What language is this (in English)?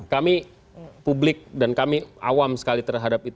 Indonesian